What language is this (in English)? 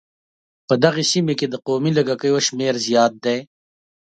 Pashto